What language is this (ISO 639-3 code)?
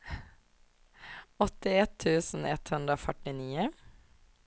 swe